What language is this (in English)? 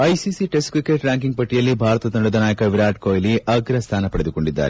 Kannada